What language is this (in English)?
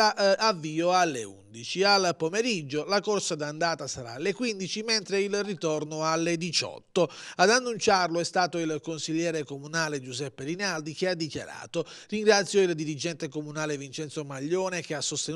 Italian